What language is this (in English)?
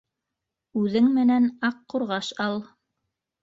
Bashkir